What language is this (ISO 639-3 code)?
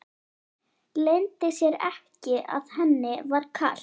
isl